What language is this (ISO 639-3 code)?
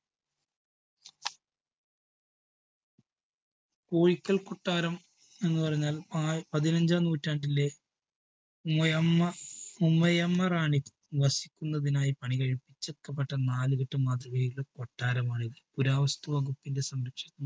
mal